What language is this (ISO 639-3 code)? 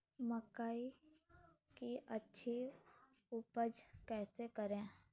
mag